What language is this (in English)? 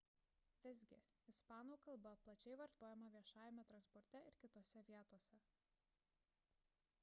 Lithuanian